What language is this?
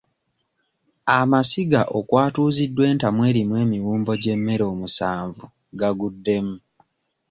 Ganda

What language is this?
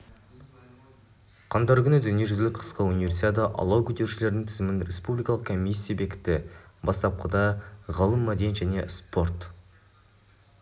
Kazakh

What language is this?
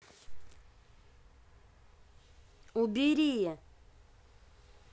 Russian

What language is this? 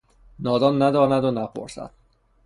Persian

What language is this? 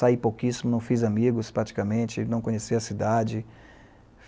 Portuguese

